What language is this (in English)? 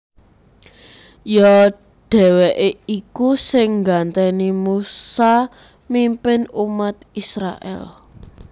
Javanese